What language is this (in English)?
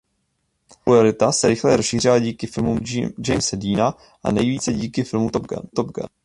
Czech